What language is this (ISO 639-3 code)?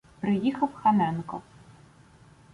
ukr